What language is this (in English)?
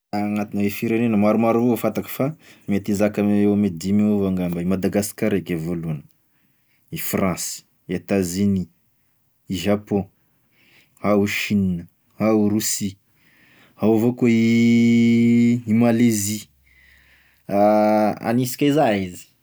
Tesaka Malagasy